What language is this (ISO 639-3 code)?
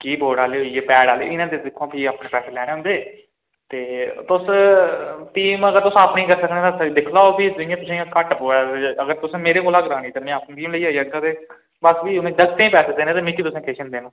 doi